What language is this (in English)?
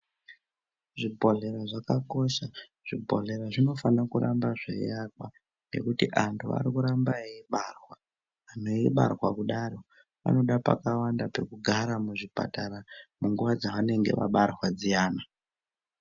Ndau